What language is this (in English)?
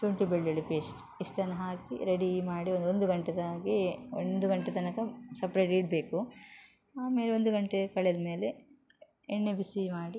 Kannada